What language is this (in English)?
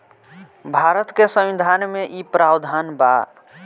Bhojpuri